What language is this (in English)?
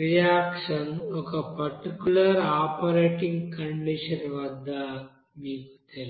Telugu